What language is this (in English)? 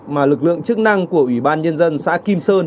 Vietnamese